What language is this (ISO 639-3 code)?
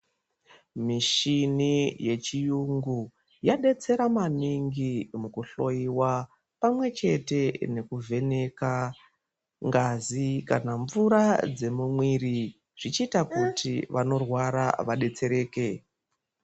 ndc